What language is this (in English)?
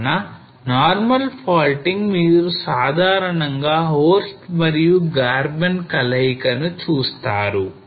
Telugu